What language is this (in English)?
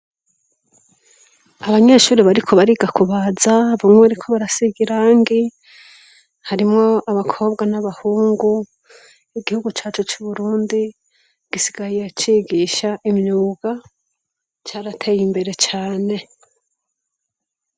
Rundi